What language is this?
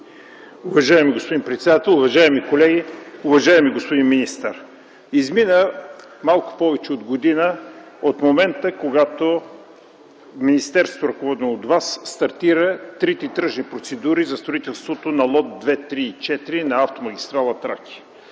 Bulgarian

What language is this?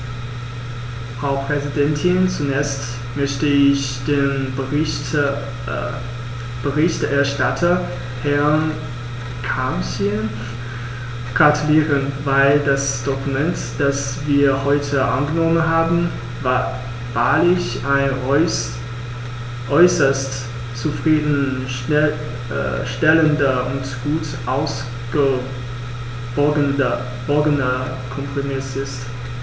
German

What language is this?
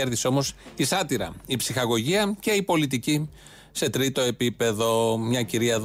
Greek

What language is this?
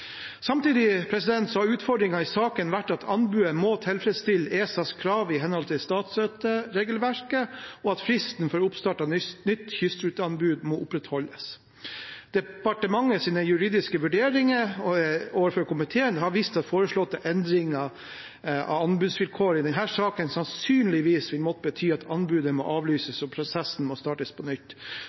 Norwegian Bokmål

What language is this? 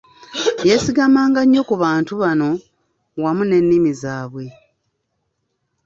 Ganda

